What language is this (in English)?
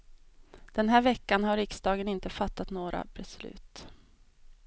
Swedish